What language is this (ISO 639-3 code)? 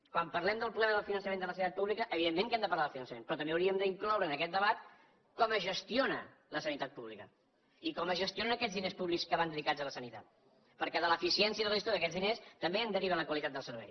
cat